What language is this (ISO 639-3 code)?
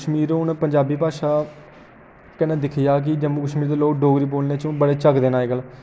doi